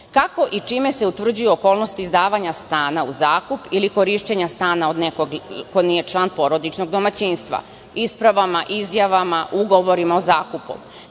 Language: Serbian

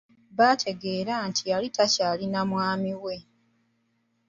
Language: Ganda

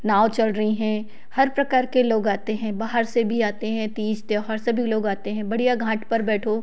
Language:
Hindi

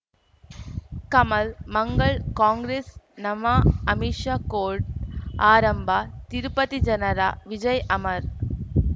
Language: Kannada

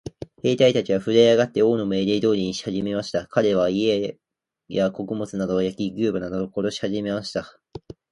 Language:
Japanese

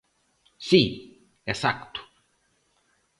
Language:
Galician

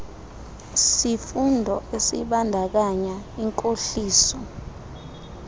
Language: Xhosa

